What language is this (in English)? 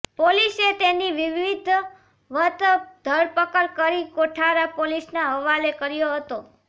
Gujarati